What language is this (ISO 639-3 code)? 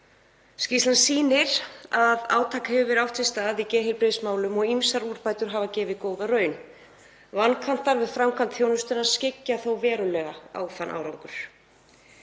isl